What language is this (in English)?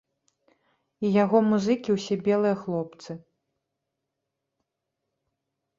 Belarusian